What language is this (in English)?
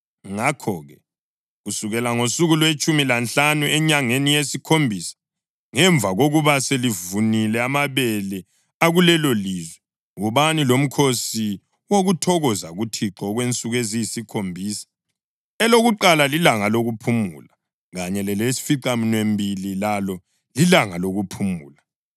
North Ndebele